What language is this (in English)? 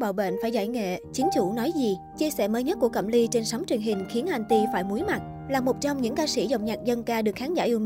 Vietnamese